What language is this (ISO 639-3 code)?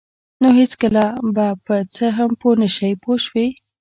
pus